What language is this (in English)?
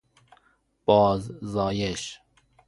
Persian